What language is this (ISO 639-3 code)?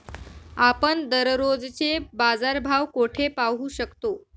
mar